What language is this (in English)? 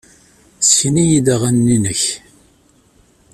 Kabyle